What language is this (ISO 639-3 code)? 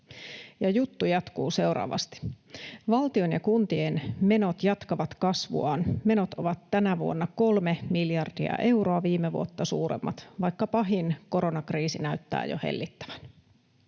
fin